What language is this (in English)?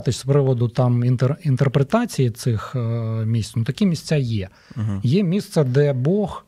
Ukrainian